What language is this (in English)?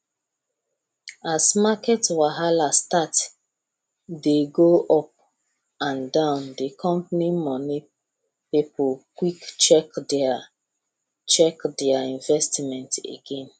Nigerian Pidgin